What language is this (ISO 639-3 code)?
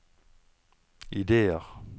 nor